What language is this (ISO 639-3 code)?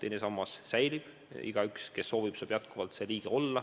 est